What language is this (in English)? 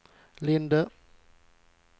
Swedish